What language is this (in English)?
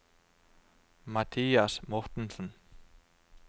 Norwegian